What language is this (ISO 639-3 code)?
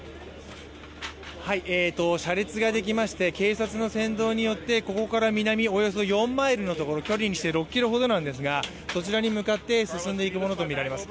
jpn